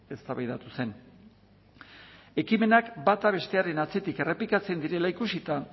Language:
Basque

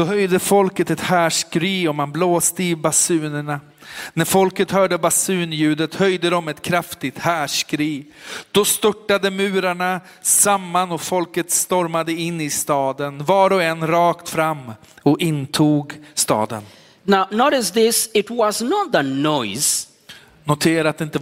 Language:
Swedish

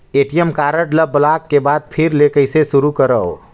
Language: Chhattisgarhi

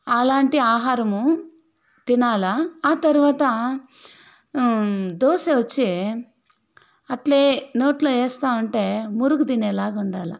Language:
Telugu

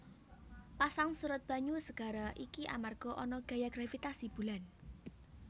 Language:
Javanese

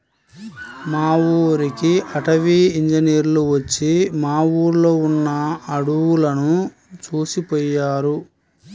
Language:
Telugu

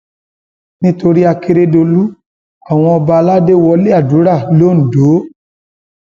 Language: Yoruba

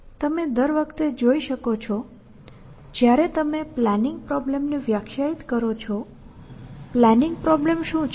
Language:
Gujarati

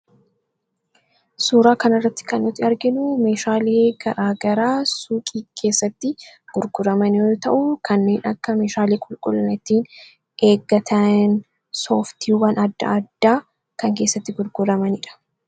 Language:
Oromo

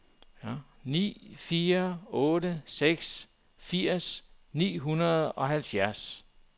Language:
Danish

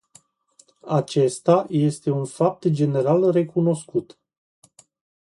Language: Romanian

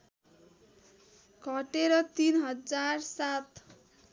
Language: Nepali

